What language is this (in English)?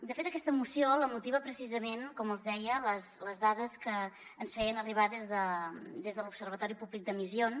Catalan